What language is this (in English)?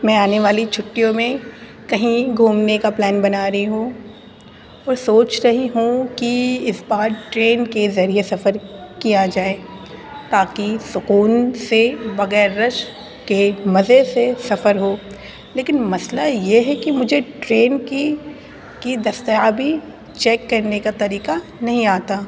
Urdu